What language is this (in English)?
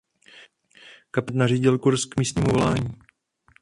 Czech